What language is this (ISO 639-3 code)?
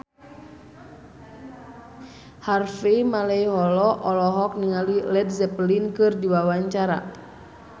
sun